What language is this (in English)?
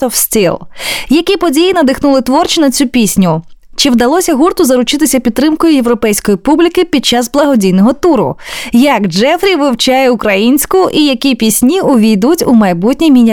Ukrainian